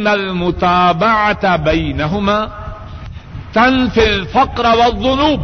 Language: Urdu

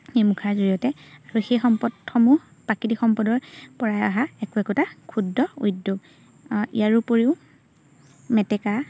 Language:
Assamese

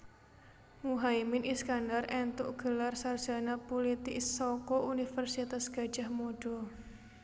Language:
Javanese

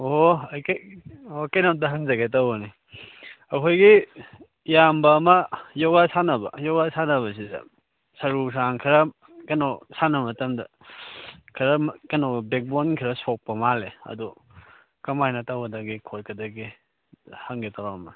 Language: Manipuri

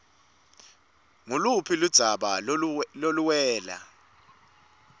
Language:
Swati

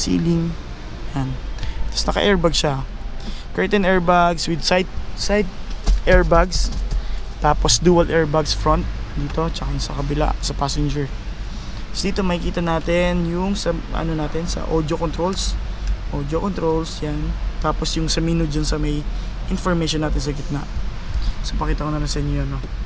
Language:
Filipino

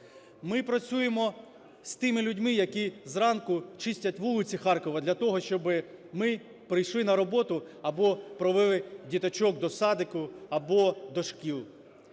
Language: Ukrainian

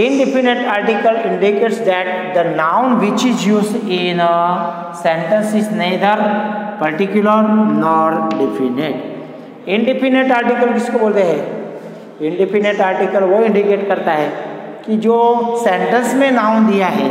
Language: Hindi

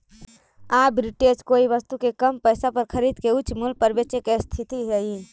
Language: Magahi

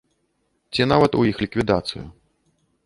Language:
Belarusian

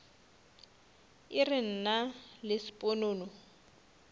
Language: Northern Sotho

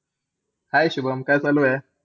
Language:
Marathi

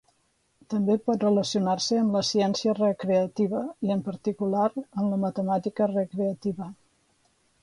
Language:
Catalan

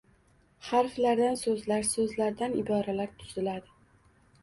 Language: Uzbek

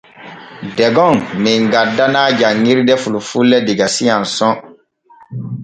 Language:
Borgu Fulfulde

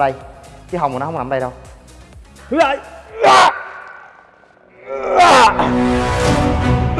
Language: Vietnamese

